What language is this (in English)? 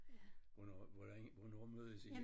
Danish